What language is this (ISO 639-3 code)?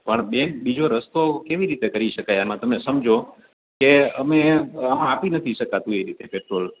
guj